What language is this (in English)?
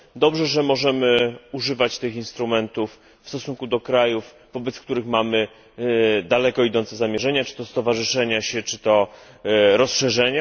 Polish